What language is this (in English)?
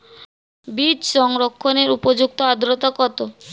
Bangla